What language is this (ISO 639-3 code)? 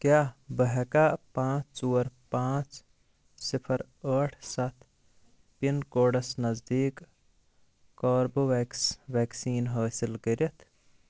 kas